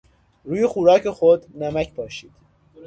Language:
Persian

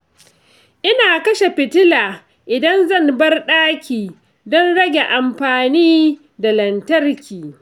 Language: Hausa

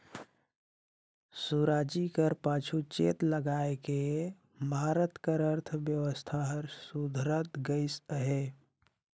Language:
Chhattisgarhi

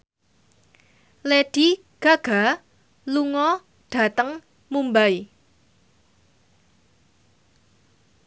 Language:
Javanese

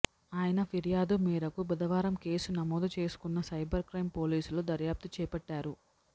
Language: Telugu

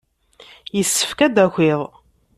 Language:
Kabyle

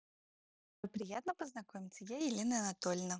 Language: Russian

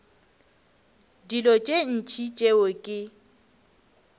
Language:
Northern Sotho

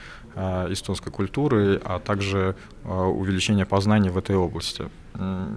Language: Russian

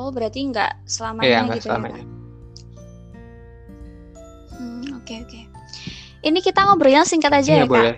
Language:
Indonesian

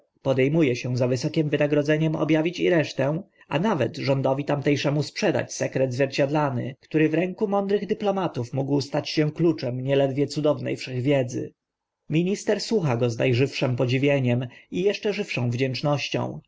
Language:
Polish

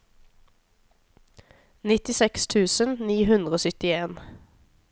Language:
Norwegian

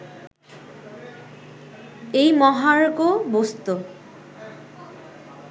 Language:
Bangla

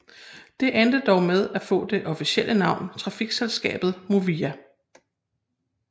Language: Danish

